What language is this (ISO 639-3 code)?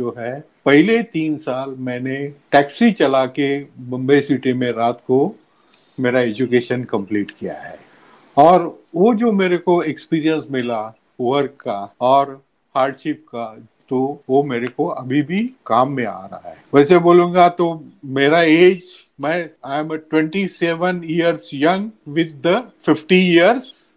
hin